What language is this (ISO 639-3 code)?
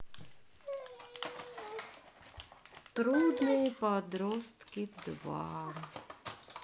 rus